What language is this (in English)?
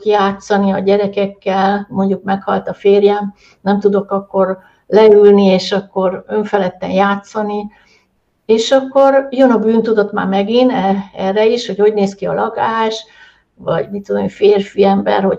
Hungarian